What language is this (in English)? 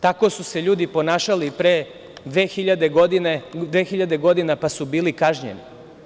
Serbian